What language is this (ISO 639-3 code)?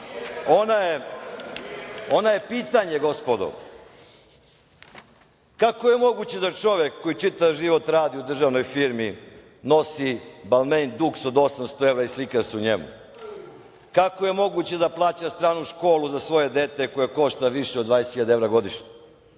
srp